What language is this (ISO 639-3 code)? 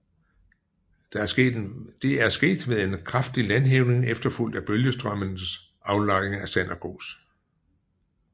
dan